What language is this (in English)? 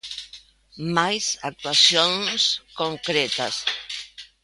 Galician